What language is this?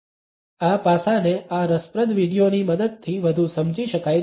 Gujarati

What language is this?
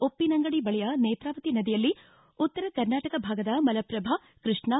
Kannada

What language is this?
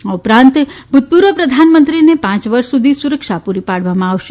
Gujarati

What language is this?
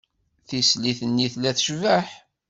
Kabyle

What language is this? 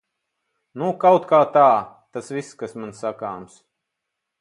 Latvian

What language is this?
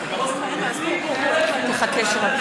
Hebrew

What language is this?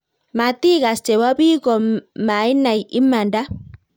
Kalenjin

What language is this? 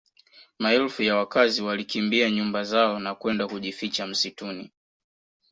Swahili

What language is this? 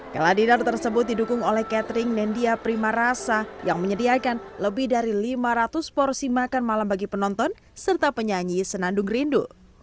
Indonesian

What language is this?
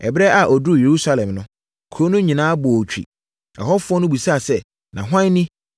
Akan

